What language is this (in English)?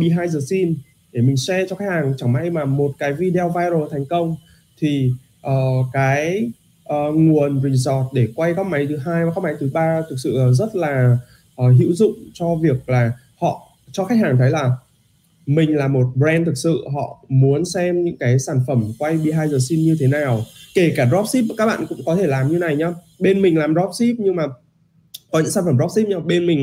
Vietnamese